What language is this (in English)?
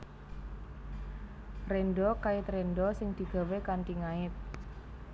Javanese